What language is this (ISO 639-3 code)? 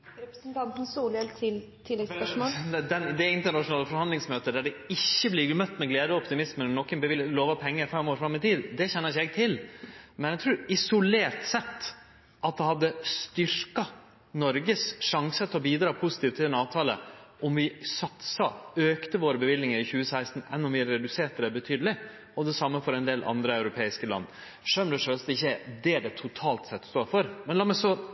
nno